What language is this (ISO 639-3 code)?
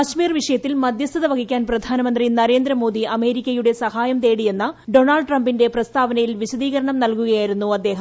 mal